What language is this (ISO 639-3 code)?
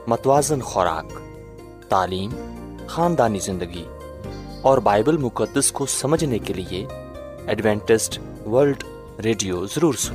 urd